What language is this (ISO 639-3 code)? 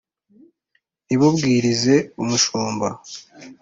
kin